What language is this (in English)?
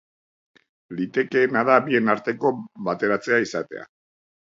Basque